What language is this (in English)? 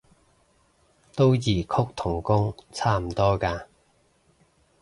Cantonese